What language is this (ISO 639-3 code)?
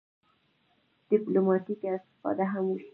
pus